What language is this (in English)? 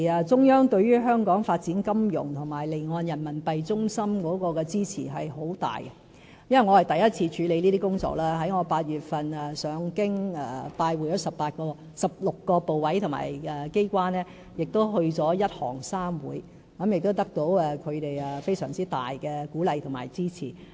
Cantonese